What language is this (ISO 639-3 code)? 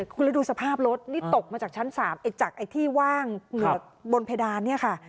tha